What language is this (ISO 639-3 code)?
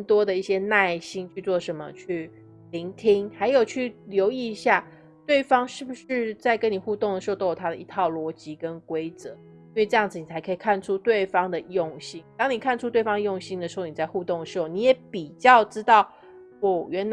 zho